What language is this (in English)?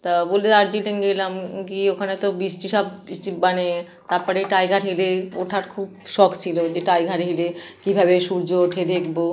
Bangla